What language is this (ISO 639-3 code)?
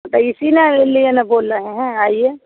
hin